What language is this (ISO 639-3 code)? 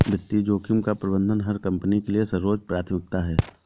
hin